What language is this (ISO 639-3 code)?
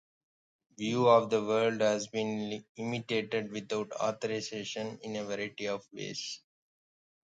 eng